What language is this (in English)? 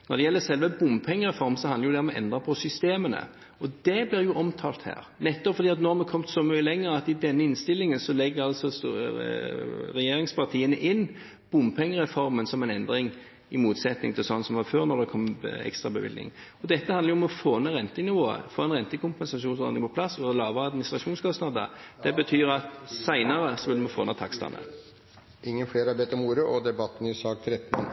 Norwegian